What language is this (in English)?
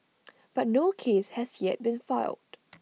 English